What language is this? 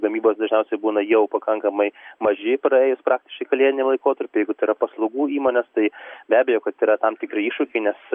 Lithuanian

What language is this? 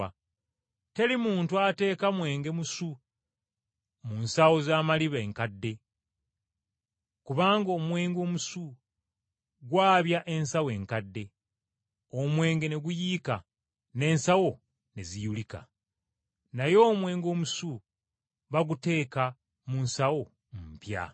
Ganda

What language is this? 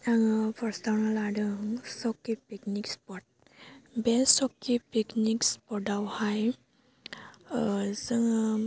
Bodo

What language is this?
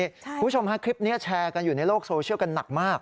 Thai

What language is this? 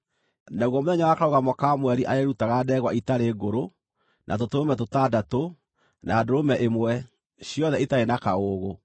Kikuyu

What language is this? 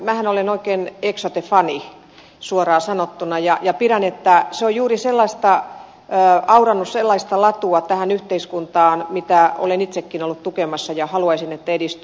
Finnish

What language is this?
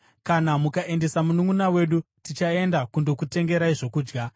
Shona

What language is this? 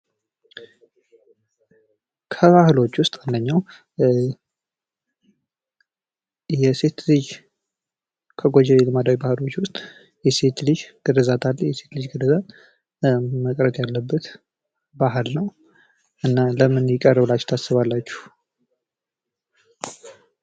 Amharic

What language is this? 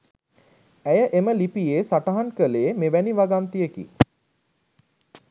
Sinhala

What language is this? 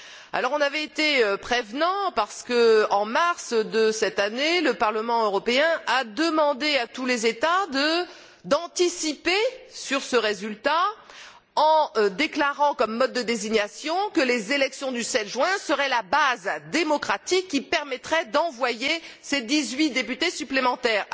French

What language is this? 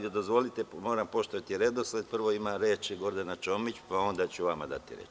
Serbian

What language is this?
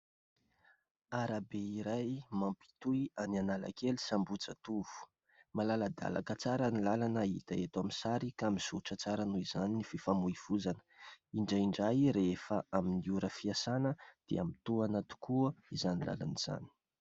Malagasy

